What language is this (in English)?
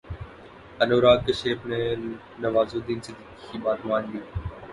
Urdu